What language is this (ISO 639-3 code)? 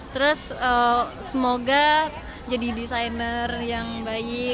ind